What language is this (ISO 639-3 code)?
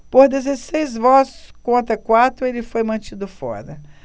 por